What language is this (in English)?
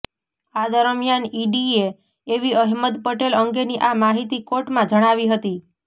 Gujarati